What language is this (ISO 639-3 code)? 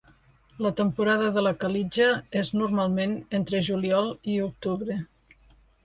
cat